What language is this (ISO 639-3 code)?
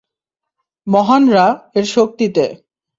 ben